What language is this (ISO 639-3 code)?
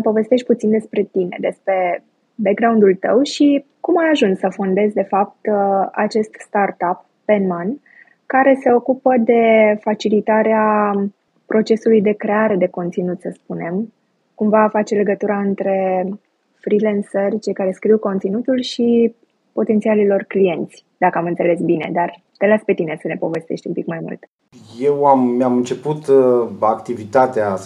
ron